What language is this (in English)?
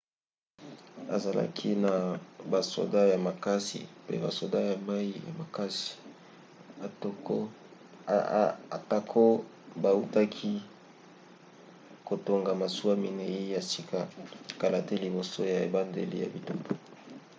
Lingala